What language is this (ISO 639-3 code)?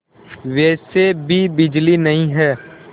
hin